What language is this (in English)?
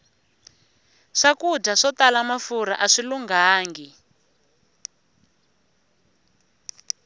Tsonga